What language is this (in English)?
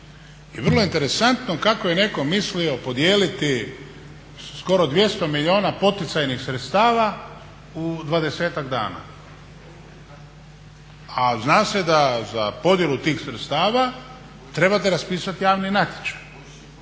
Croatian